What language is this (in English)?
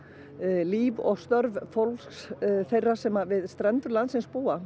Icelandic